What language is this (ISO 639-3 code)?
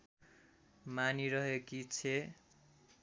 nep